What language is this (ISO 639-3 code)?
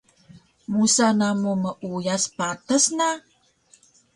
trv